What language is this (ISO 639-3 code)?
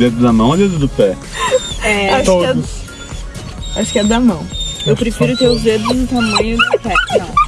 por